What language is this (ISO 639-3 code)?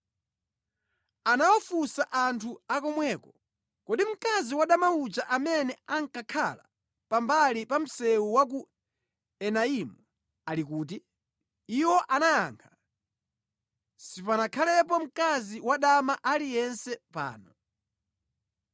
nya